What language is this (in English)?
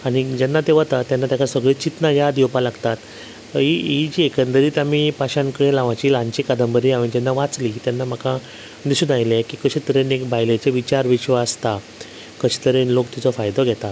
Konkani